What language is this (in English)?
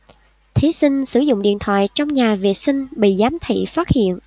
Vietnamese